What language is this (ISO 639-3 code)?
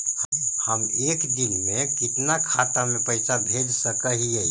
mag